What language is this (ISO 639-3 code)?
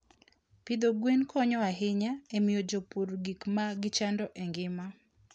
luo